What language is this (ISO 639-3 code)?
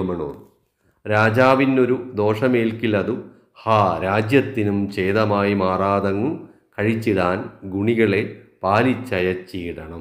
mal